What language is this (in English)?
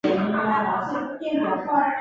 Chinese